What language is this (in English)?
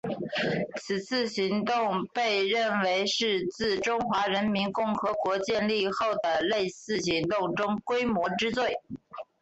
Chinese